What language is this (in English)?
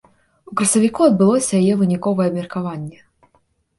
Belarusian